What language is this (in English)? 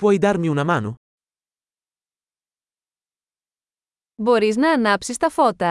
Greek